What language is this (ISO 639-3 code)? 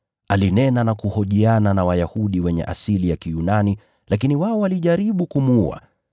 swa